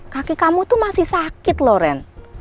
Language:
Indonesian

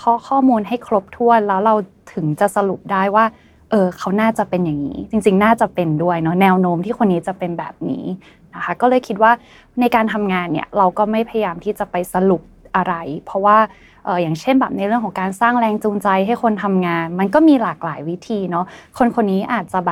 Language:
Thai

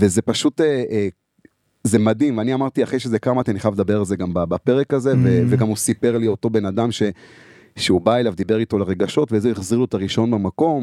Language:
Hebrew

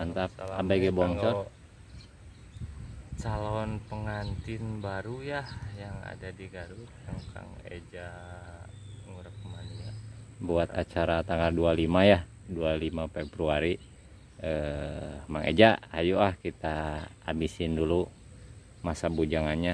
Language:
Indonesian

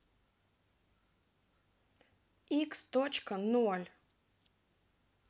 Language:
Russian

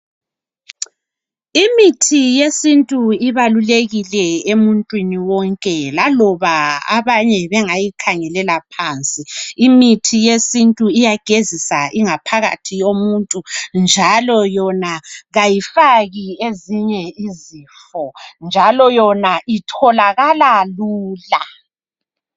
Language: North Ndebele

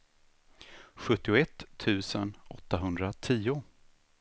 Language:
Swedish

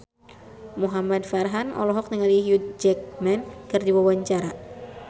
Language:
Sundanese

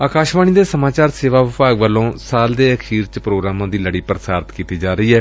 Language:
Punjabi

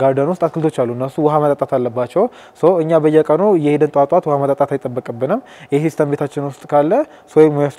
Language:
Arabic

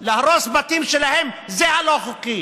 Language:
Hebrew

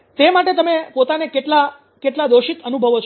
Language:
Gujarati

